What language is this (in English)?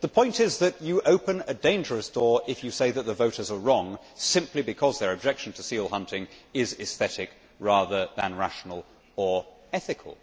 English